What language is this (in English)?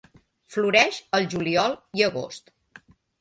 Catalan